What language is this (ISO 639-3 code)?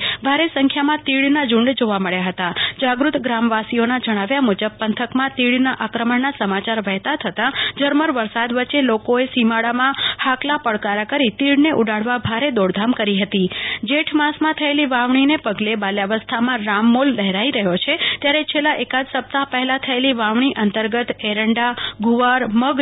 guj